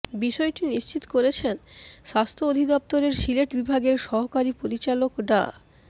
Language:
Bangla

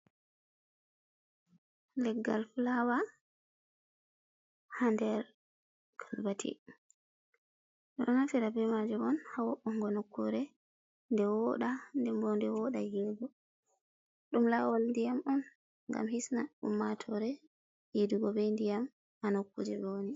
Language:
Fula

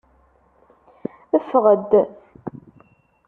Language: Kabyle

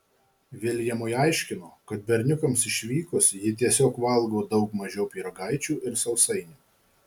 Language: Lithuanian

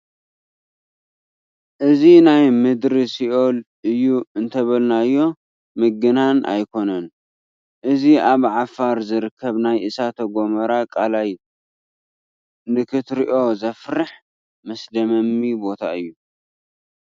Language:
Tigrinya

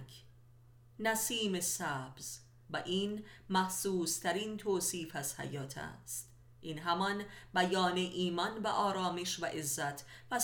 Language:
Persian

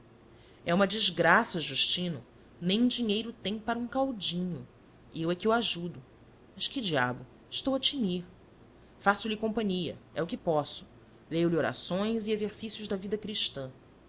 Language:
Portuguese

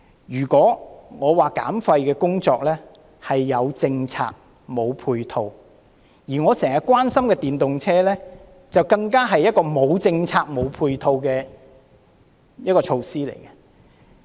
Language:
Cantonese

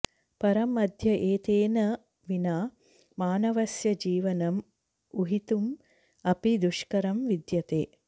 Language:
Sanskrit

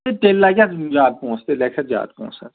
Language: Kashmiri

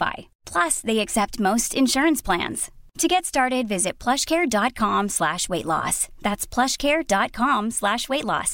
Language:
Swedish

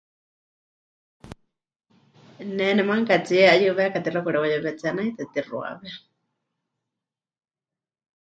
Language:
Huichol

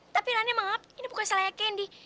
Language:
Indonesian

